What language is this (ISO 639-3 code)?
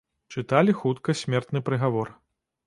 bel